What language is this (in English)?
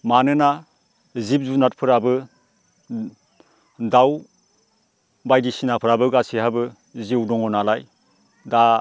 Bodo